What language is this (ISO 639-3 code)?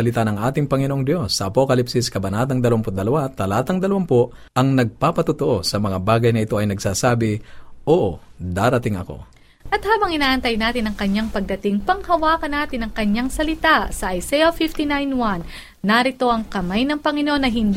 fil